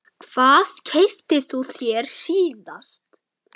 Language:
Icelandic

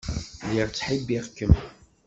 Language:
Kabyle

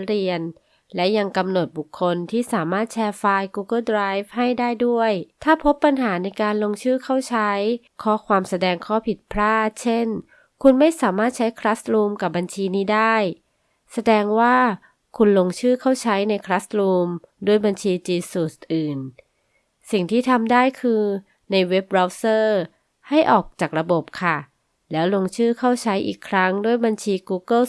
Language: Thai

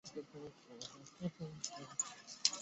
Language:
Chinese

